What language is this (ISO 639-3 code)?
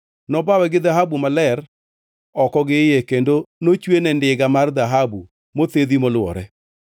luo